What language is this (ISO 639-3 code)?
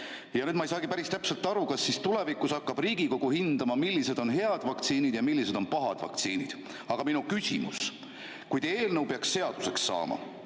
est